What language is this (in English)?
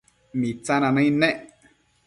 Matsés